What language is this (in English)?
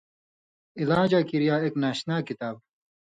Indus Kohistani